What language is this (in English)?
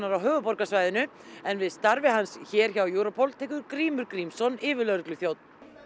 Icelandic